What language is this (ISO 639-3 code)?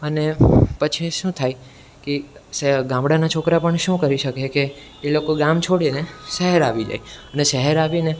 guj